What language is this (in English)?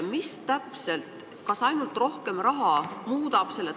Estonian